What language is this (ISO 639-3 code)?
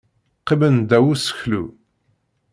kab